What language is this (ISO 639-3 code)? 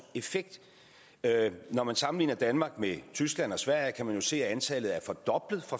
dan